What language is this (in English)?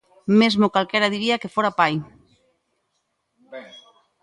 Galician